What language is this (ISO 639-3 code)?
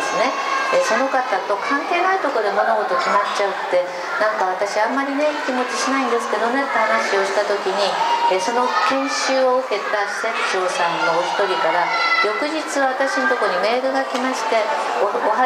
jpn